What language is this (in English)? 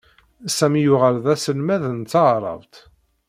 Kabyle